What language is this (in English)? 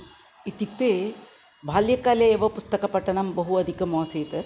Sanskrit